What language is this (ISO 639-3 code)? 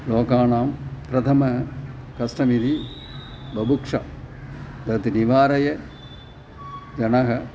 san